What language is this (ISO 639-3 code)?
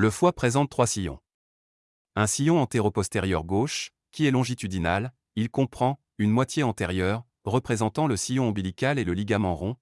fra